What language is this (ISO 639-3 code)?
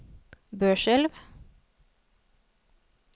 nor